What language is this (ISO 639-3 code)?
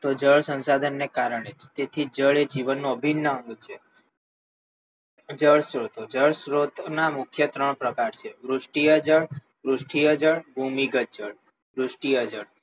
guj